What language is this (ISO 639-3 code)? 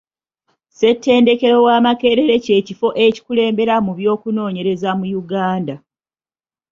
lug